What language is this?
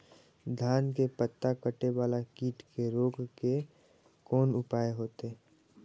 Maithili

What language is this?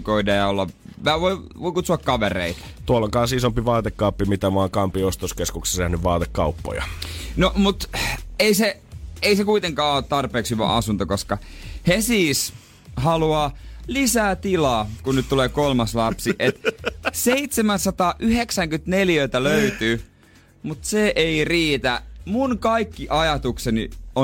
Finnish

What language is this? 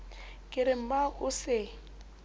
Southern Sotho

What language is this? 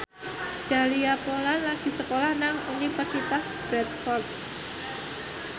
Javanese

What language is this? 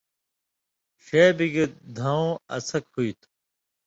Indus Kohistani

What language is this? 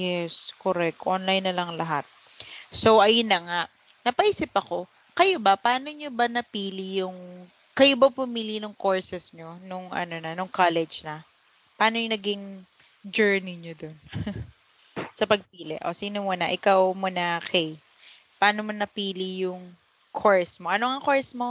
Filipino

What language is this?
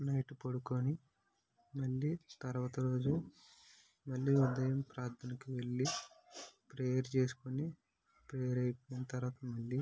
Telugu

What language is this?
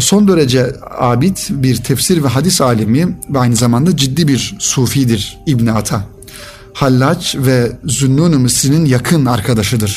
Turkish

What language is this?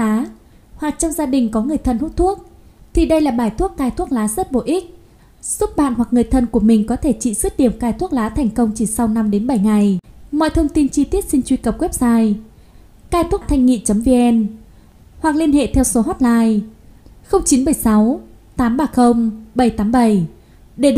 Vietnamese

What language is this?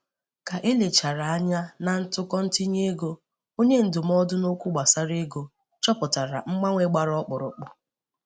Igbo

